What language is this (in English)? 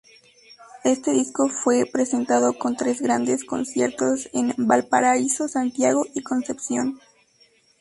Spanish